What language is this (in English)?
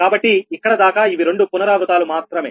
Telugu